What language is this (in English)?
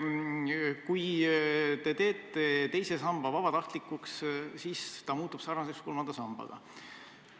Estonian